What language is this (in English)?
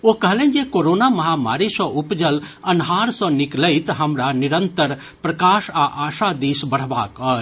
Maithili